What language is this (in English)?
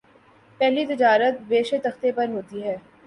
Urdu